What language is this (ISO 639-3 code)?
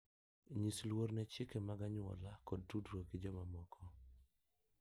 luo